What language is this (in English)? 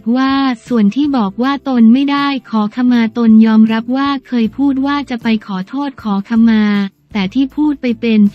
Thai